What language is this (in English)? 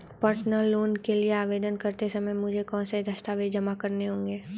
Hindi